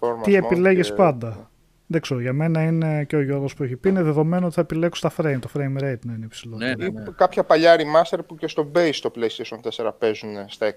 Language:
Greek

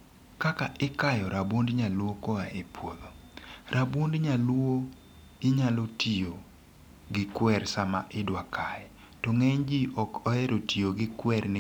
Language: Luo (Kenya and Tanzania)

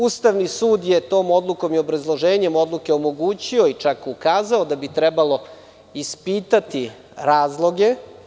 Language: Serbian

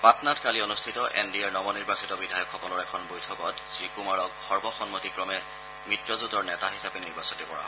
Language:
Assamese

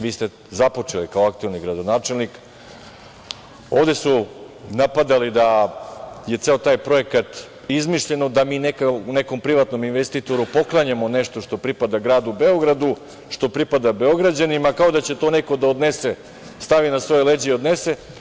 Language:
Serbian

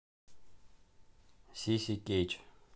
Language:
Russian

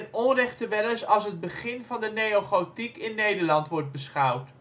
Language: Dutch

